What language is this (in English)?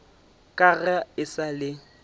Northern Sotho